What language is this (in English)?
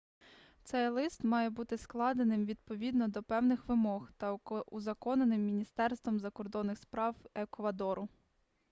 Ukrainian